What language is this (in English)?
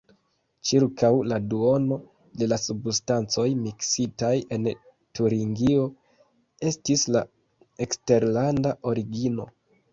Esperanto